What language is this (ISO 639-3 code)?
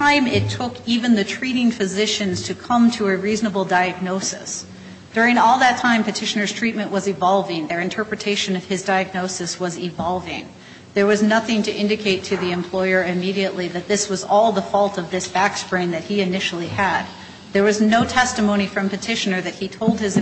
eng